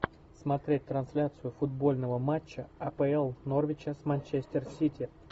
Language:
Russian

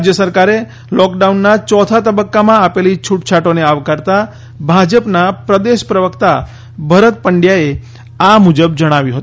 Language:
Gujarati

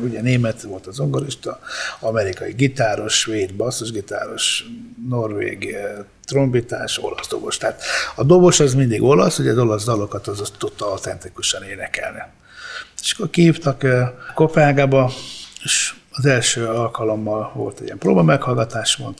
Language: Hungarian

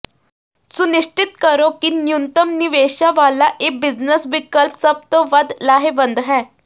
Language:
Punjabi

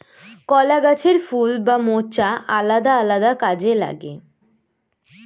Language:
Bangla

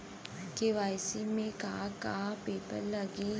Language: Bhojpuri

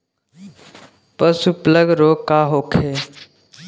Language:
Bhojpuri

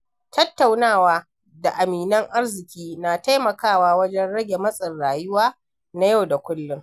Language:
Hausa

